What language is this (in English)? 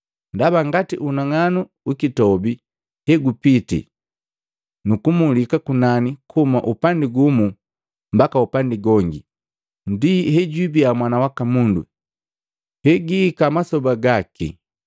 Matengo